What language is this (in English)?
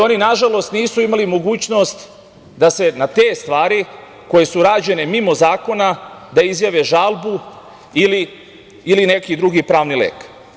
Serbian